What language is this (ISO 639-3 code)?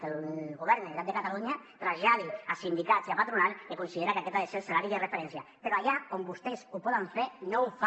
cat